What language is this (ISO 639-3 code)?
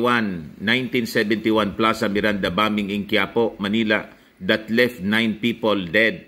fil